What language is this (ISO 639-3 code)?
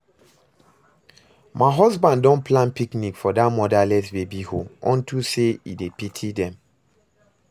pcm